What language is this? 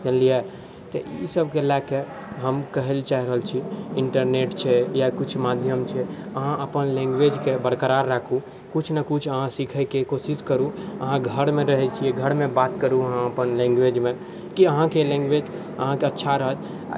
Maithili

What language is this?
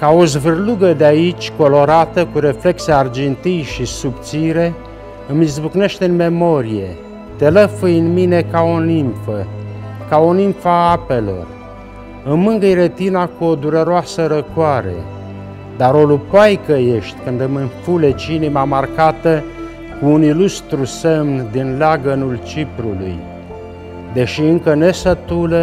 Romanian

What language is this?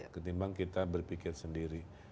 Indonesian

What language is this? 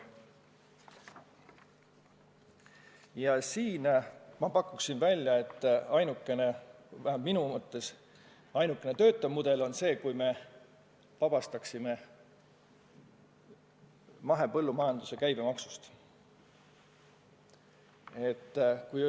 Estonian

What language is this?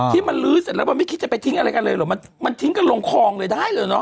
Thai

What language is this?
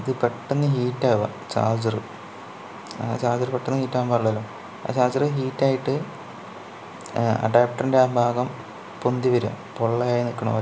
Malayalam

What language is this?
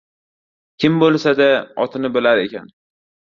Uzbek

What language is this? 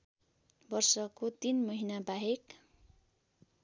Nepali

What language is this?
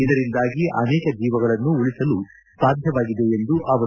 Kannada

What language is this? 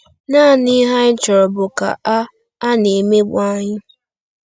Igbo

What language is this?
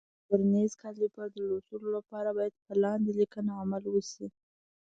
Pashto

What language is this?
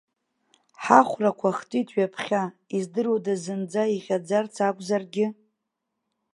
Abkhazian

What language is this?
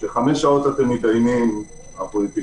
Hebrew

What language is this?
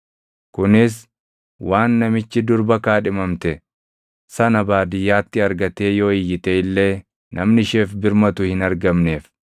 Oromo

